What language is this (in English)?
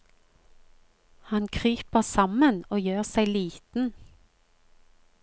Norwegian